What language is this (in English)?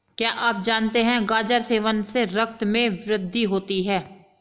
Hindi